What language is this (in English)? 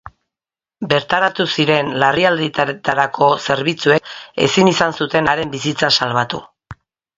Basque